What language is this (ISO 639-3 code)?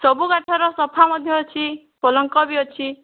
ori